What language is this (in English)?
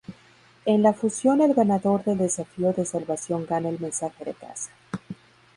Spanish